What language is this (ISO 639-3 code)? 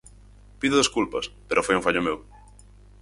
glg